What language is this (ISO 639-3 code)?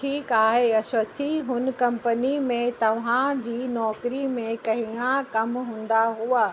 snd